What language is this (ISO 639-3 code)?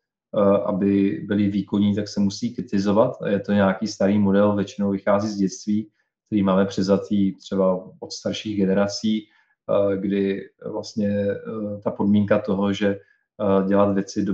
ces